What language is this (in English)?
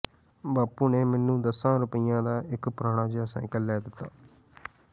Punjabi